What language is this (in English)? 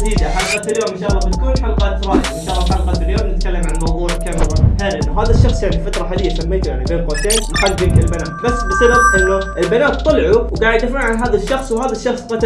Arabic